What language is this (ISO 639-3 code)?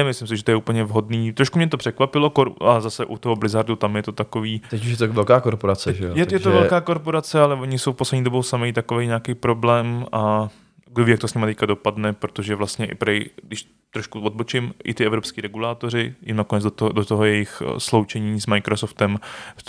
ces